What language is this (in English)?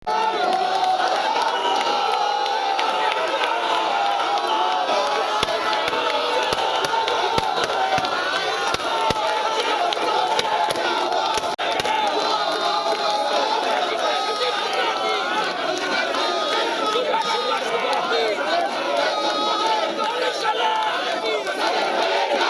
Bangla